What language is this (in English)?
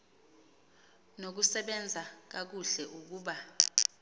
Xhosa